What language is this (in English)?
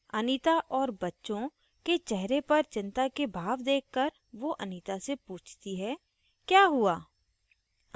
Hindi